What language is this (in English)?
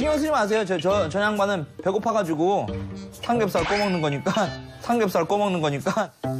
Korean